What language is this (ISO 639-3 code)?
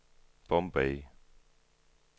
dan